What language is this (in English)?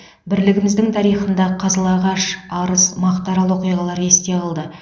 Kazakh